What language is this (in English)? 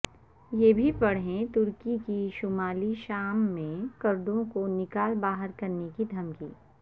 Urdu